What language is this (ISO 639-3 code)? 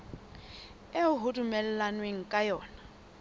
sot